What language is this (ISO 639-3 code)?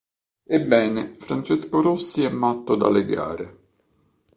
ita